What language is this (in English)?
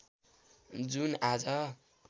Nepali